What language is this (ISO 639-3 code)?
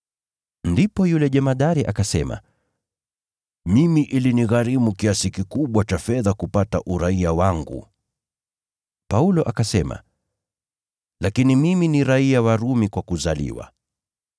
swa